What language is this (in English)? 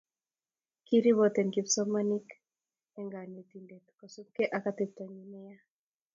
Kalenjin